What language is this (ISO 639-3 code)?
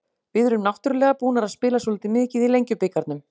isl